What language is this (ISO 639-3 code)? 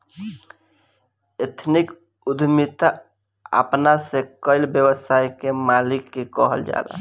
bho